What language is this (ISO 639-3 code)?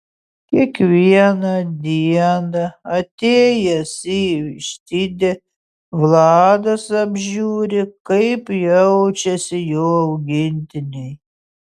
lit